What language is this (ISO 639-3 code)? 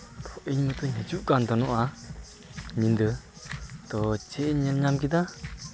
sat